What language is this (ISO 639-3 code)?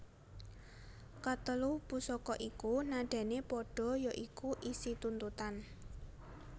jav